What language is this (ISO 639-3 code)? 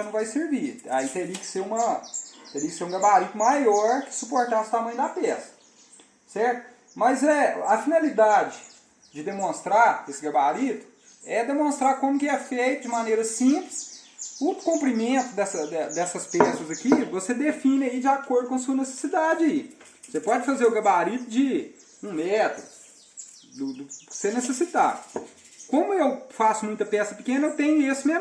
por